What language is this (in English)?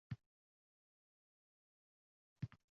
Uzbek